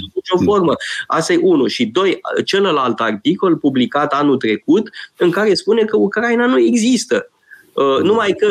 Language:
Romanian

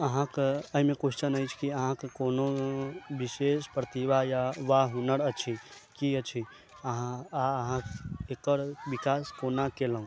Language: Maithili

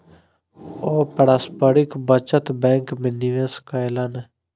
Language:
Maithili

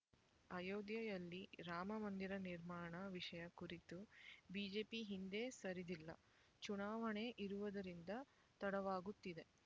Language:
Kannada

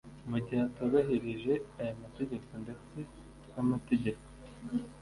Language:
Kinyarwanda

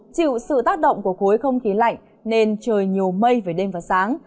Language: Vietnamese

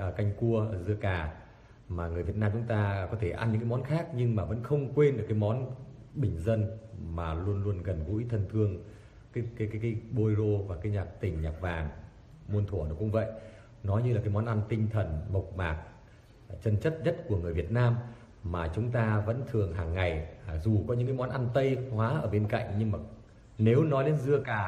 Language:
Vietnamese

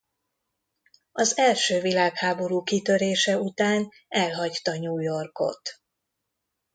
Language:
Hungarian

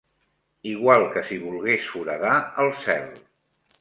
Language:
Catalan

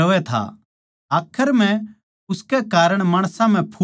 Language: Haryanvi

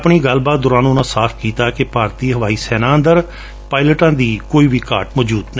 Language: Punjabi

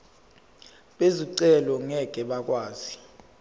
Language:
Zulu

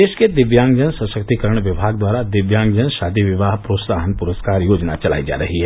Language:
Hindi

